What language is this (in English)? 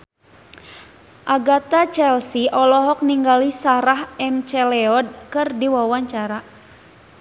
Sundanese